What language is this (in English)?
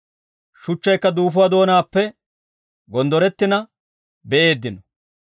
Dawro